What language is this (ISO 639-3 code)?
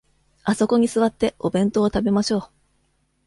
jpn